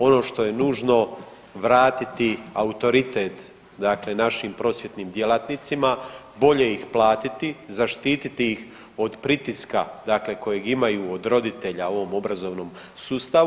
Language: Croatian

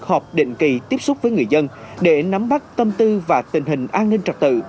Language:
Vietnamese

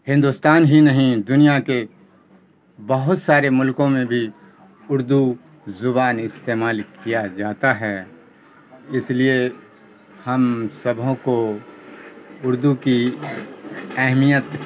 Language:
Urdu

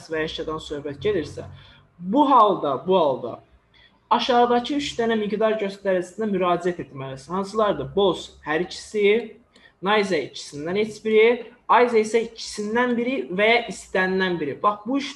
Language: Turkish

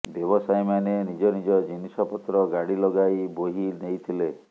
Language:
Odia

